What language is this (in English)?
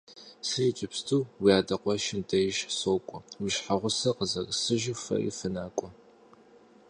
Kabardian